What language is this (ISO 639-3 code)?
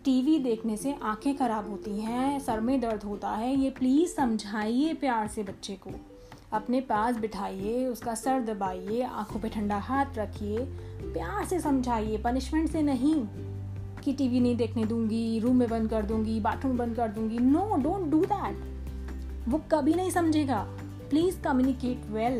hin